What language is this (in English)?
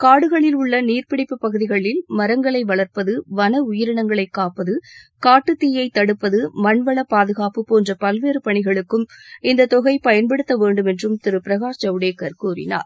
Tamil